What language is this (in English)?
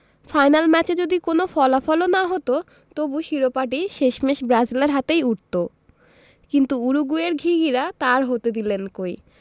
Bangla